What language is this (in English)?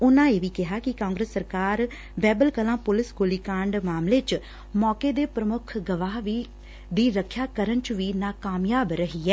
Punjabi